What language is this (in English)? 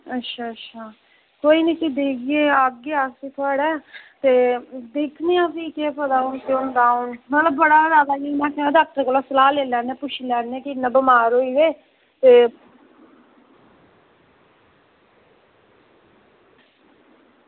Dogri